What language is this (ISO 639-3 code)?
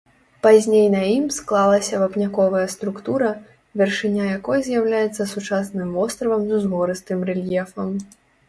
bel